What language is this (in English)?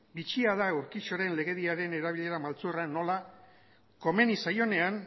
Basque